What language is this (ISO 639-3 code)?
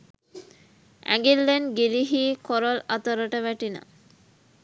sin